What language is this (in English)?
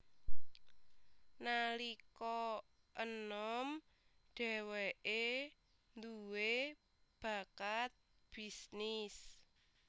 Javanese